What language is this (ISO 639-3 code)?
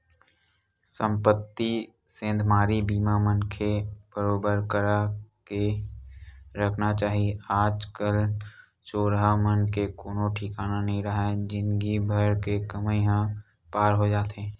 hne